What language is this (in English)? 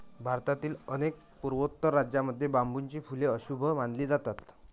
Marathi